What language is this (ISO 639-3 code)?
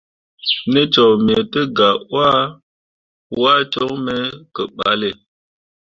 mua